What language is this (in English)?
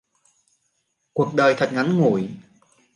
Vietnamese